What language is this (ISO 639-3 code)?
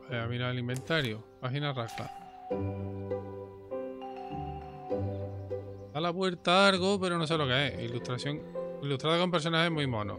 spa